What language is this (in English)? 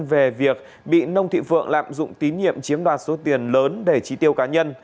Vietnamese